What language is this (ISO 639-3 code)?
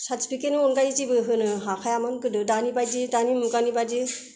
brx